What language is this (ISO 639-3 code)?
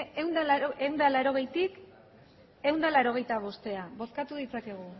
eus